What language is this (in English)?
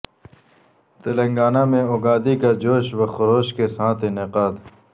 Urdu